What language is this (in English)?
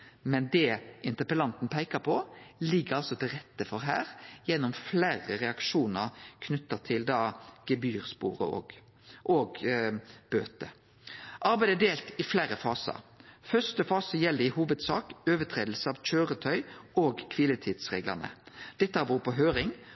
Norwegian Nynorsk